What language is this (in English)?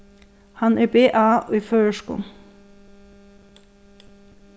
Faroese